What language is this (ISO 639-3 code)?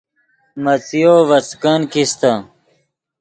ydg